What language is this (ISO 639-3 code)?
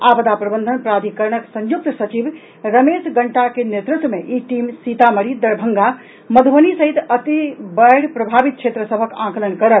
mai